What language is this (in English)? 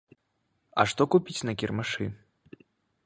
Belarusian